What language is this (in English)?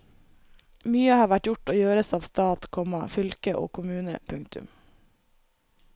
Norwegian